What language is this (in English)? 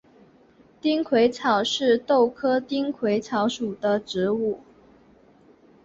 Chinese